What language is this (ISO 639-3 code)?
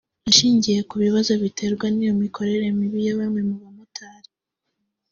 kin